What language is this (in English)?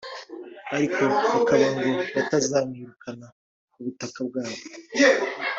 Kinyarwanda